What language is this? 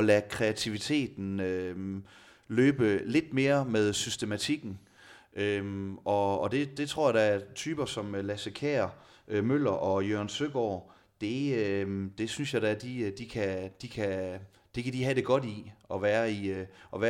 Danish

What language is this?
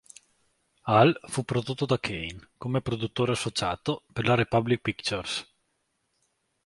Italian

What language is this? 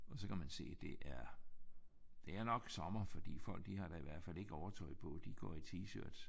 Danish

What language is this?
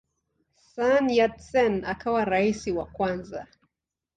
Swahili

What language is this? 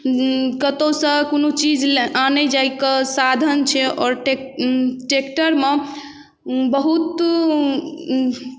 Maithili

